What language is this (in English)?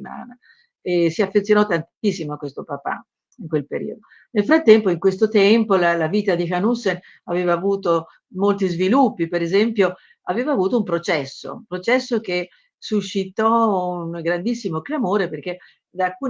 Italian